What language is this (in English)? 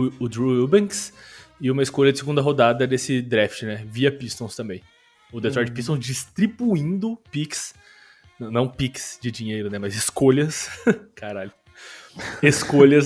Portuguese